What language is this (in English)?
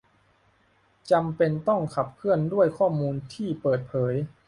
Thai